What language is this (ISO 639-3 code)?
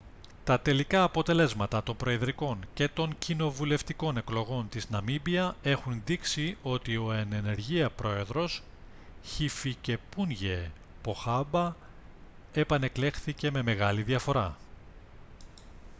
ell